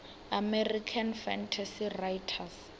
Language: Venda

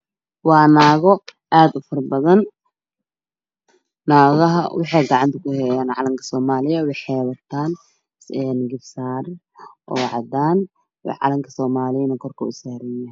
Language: Somali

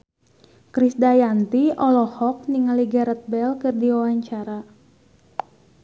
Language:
Sundanese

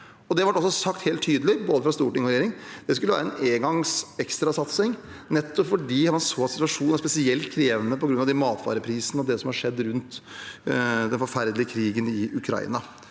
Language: Norwegian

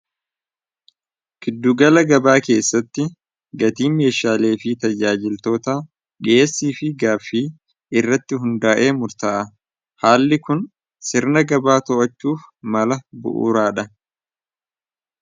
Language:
Oromo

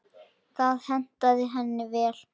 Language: Icelandic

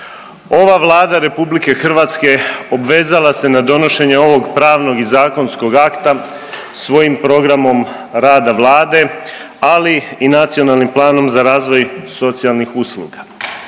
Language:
Croatian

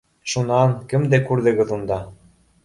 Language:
Bashkir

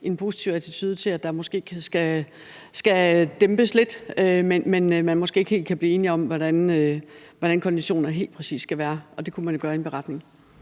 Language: Danish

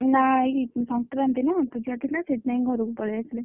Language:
Odia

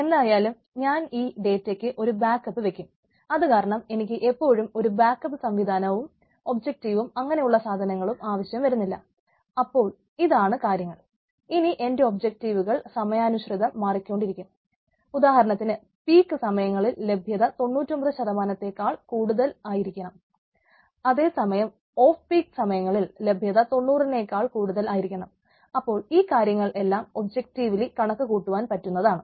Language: Malayalam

